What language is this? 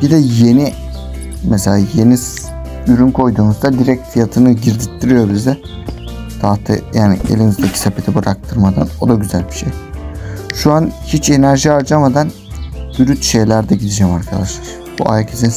Turkish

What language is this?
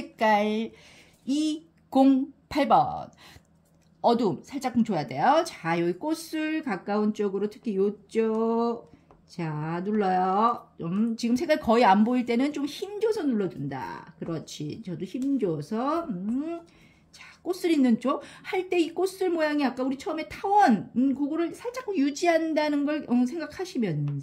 Korean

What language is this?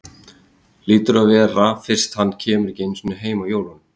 Icelandic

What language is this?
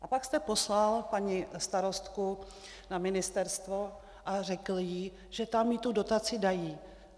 Czech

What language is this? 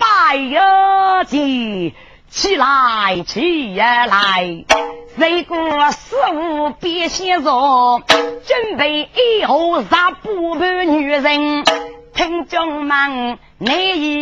Chinese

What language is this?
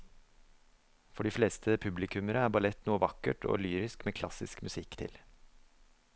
Norwegian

